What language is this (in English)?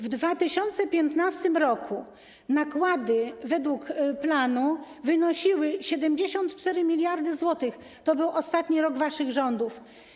Polish